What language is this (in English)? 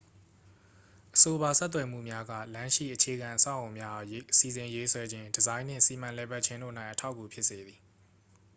Burmese